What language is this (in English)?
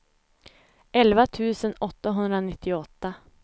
Swedish